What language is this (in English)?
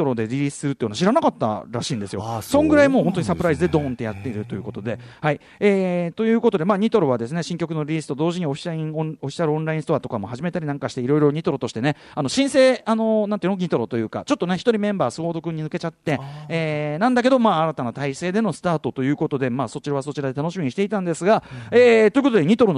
Japanese